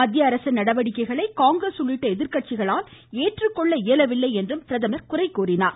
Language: Tamil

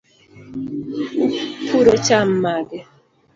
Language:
Luo (Kenya and Tanzania)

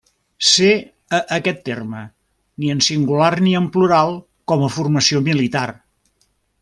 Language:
Catalan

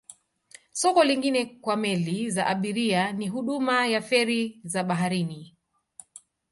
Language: Swahili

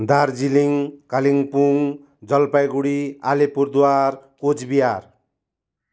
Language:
Nepali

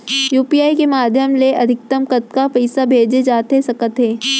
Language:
Chhattisgarhi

